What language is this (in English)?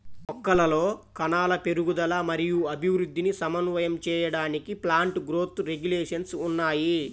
Telugu